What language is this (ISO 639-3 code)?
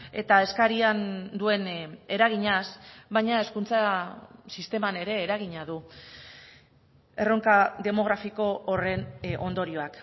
eus